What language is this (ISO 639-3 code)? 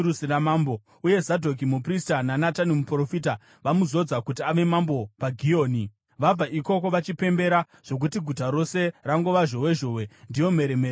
sna